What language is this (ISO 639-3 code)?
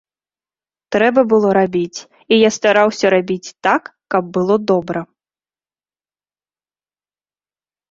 bel